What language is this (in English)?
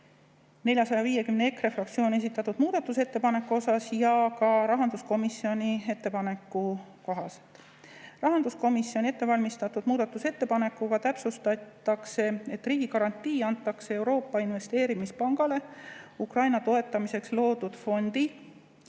Estonian